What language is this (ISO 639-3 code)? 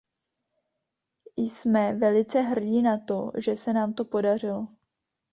ces